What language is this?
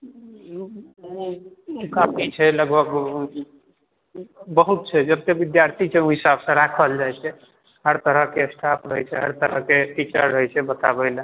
Maithili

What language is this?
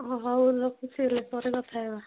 Odia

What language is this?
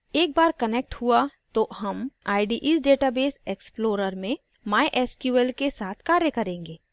Hindi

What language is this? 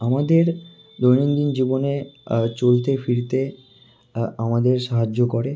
Bangla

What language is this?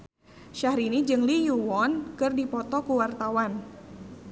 Sundanese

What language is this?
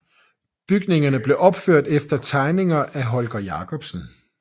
Danish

